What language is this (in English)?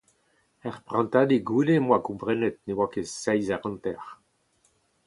Breton